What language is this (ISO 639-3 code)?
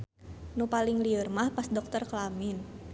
sun